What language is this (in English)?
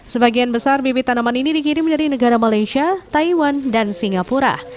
Indonesian